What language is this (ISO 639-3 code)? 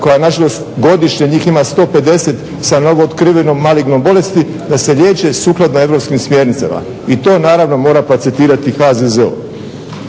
hrv